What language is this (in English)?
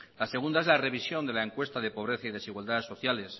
Spanish